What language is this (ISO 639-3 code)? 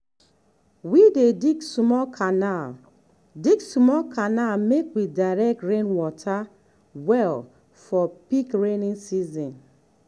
pcm